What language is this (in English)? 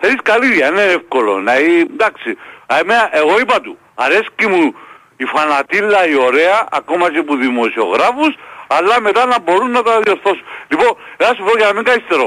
Greek